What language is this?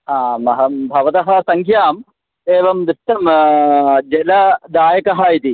Sanskrit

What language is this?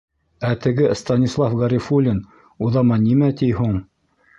Bashkir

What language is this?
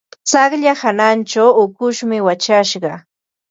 Ambo-Pasco Quechua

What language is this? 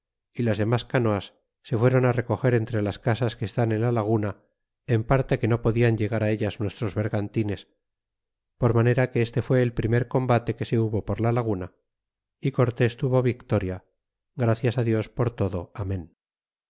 Spanish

